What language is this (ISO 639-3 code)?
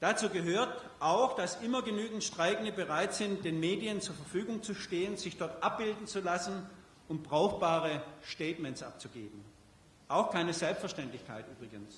deu